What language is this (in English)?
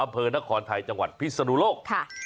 Thai